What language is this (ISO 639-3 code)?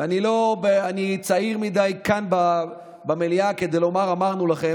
heb